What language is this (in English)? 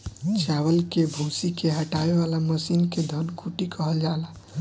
Bhojpuri